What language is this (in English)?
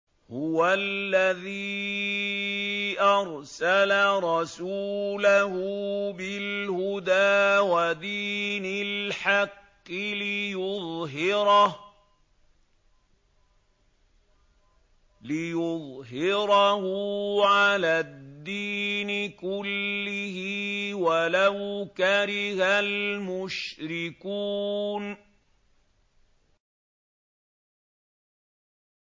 Arabic